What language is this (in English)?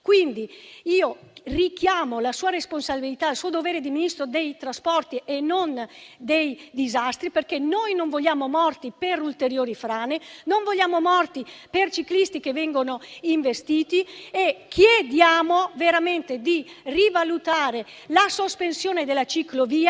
Italian